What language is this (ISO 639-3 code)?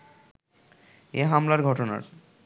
ben